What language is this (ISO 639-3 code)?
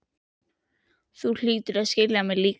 isl